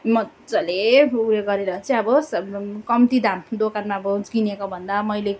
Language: Nepali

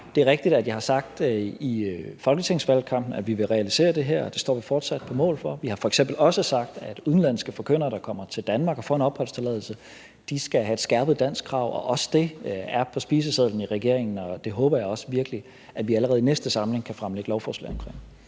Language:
Danish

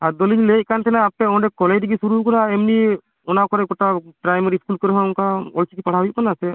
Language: Santali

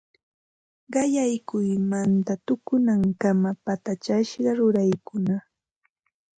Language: Ambo-Pasco Quechua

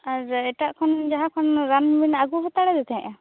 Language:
Santali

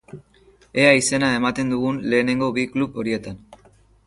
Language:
Basque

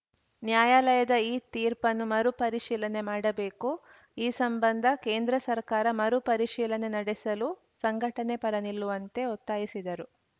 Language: Kannada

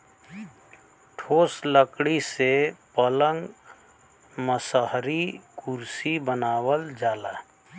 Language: Bhojpuri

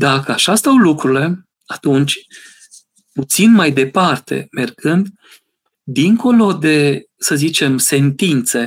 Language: Romanian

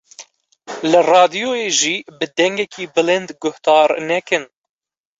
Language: Kurdish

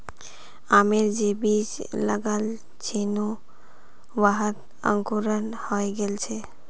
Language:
Magahi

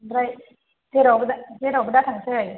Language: Bodo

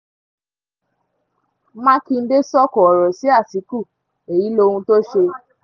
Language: Yoruba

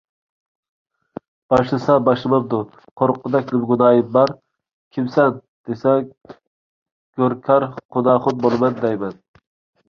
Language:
Uyghur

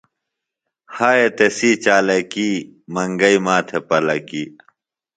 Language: Phalura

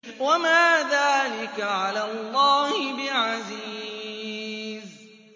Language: Arabic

